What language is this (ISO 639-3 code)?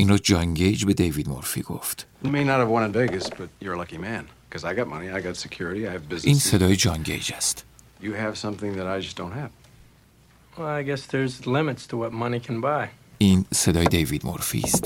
fas